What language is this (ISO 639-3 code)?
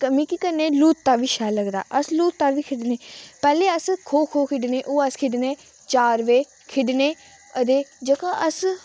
doi